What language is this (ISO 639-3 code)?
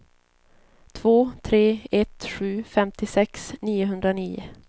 swe